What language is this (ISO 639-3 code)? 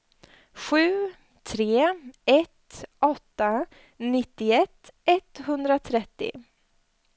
swe